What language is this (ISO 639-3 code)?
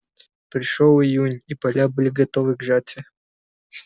rus